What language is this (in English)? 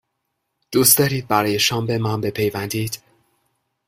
Persian